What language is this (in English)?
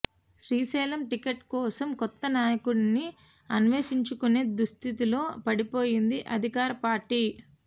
Telugu